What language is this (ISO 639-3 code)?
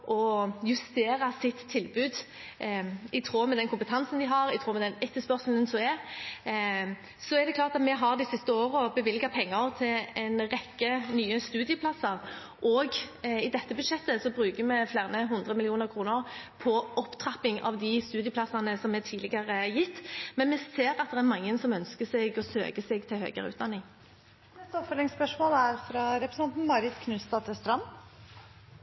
nor